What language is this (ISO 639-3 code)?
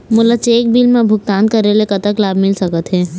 hne